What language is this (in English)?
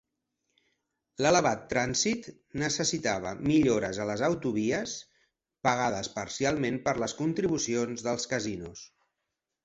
Catalan